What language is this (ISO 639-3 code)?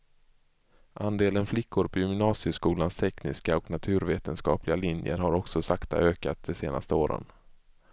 swe